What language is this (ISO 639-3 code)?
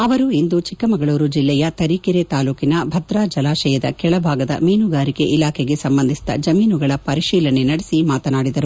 kan